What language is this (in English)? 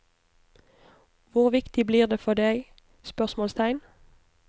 Norwegian